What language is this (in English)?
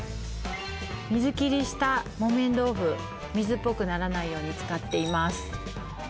Japanese